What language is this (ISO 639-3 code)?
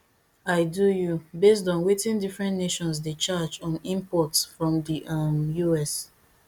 pcm